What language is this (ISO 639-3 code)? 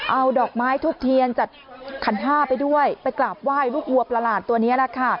tha